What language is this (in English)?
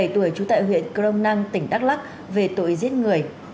Vietnamese